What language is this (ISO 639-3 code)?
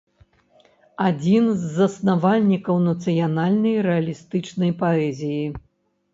bel